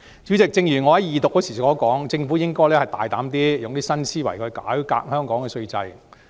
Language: Cantonese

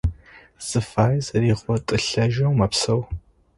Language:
Adyghe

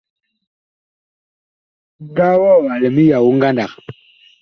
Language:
Bakoko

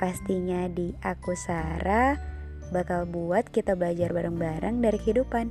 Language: Indonesian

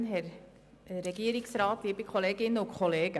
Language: Swiss German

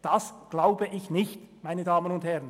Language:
Swiss German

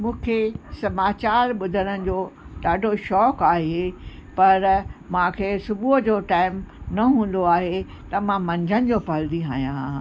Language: Sindhi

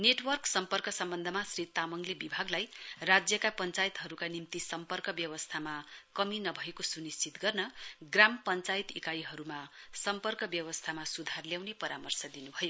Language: Nepali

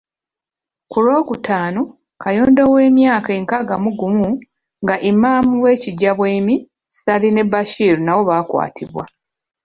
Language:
Ganda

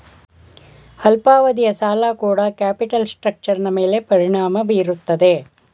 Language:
Kannada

